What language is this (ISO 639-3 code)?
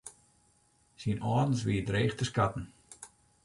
fry